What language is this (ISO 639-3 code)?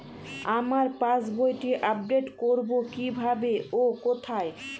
ben